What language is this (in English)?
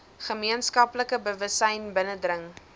Afrikaans